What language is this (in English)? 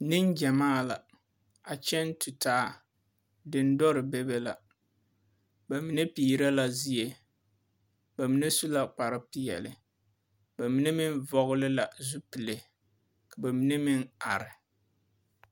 Southern Dagaare